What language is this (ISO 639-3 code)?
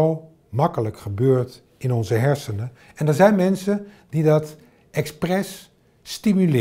nld